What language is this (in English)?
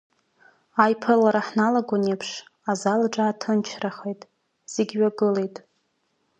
Abkhazian